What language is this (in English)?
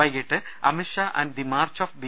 Malayalam